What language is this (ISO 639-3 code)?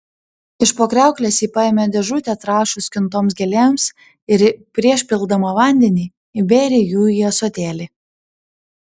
lit